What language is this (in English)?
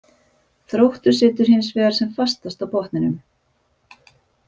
Icelandic